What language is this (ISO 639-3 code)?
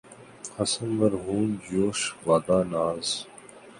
urd